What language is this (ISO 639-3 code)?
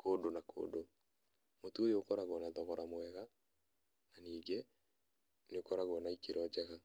kik